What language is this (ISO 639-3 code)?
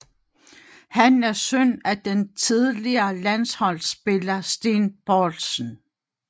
dan